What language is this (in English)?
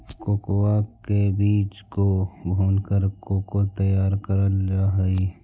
Magahi